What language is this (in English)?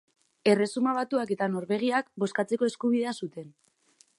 Basque